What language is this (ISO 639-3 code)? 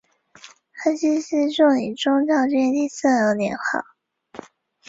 zho